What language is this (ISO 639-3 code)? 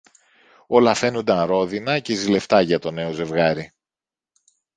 ell